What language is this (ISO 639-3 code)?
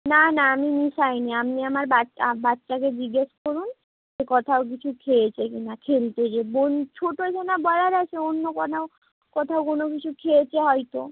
ben